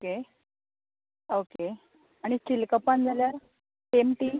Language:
Konkani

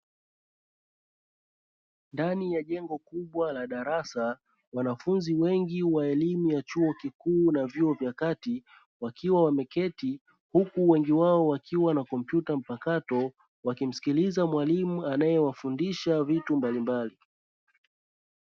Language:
Swahili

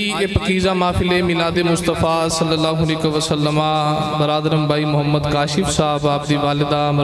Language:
Punjabi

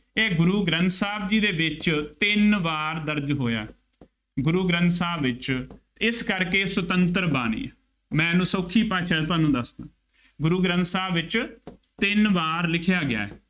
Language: Punjabi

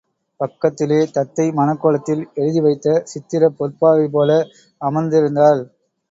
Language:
Tamil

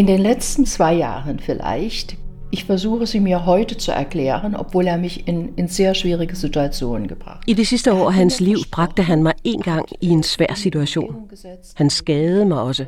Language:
Danish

